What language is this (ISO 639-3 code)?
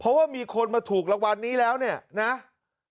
tha